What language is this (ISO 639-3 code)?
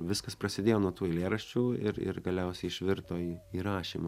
lit